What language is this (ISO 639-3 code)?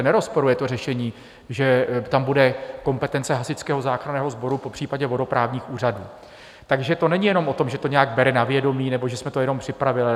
ces